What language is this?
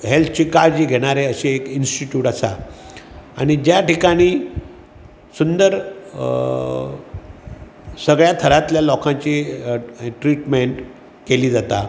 Konkani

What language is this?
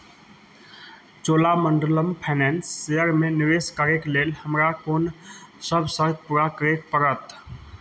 Maithili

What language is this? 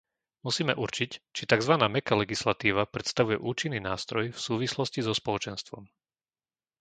Slovak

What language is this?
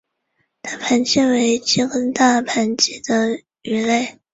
Chinese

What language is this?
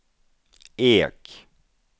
Swedish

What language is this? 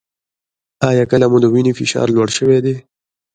Pashto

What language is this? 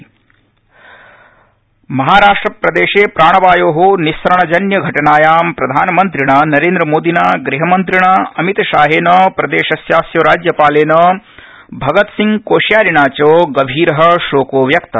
Sanskrit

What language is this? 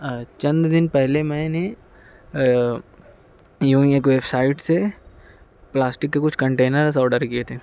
Urdu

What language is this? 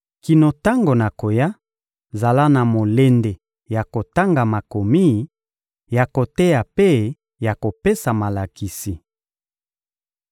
Lingala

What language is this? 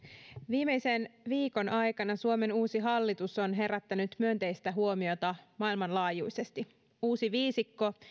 Finnish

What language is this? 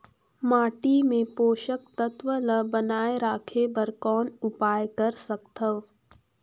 Chhattisgarhi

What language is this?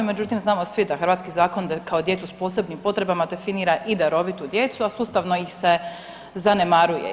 Croatian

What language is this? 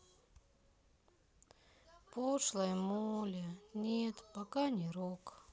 Russian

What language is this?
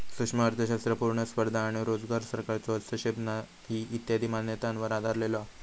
Marathi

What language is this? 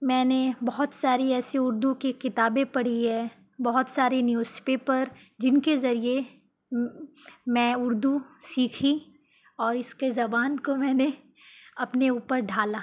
Urdu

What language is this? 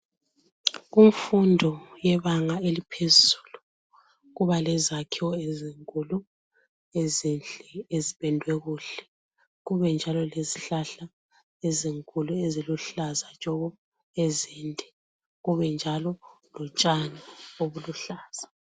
North Ndebele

